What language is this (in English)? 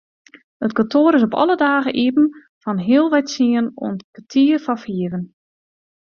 Western Frisian